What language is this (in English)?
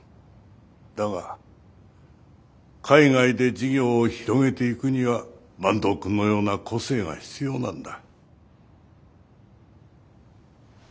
Japanese